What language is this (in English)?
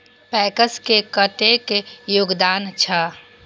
Maithili